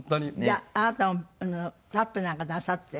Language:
Japanese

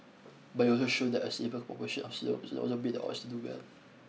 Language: English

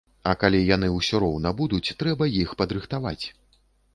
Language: Belarusian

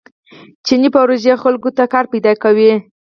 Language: Pashto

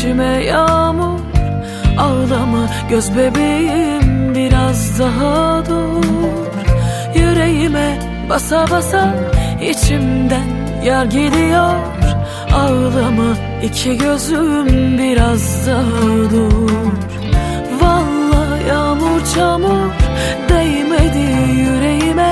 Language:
Turkish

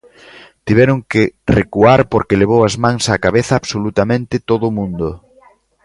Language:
Galician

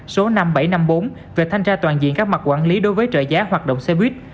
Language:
Vietnamese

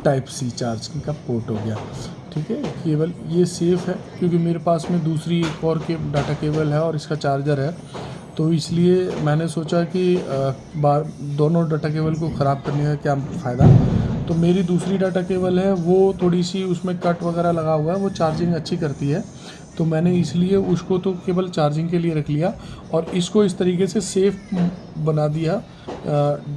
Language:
Hindi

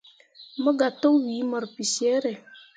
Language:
Mundang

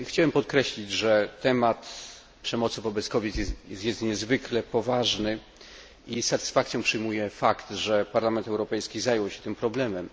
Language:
Polish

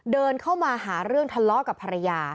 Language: Thai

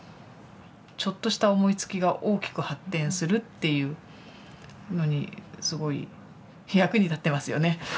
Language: Japanese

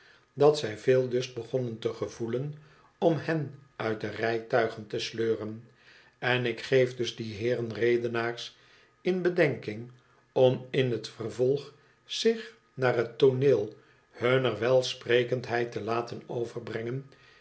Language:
Dutch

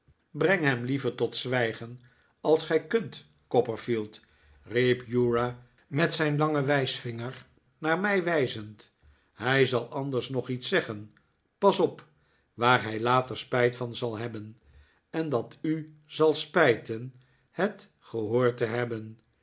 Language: Dutch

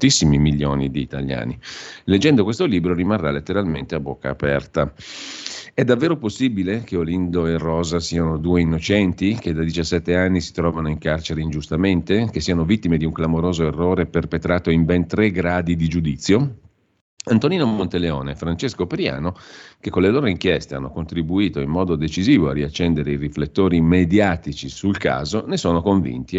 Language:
Italian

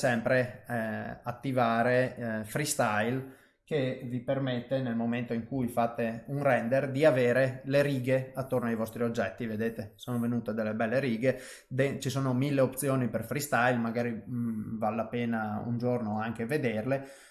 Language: Italian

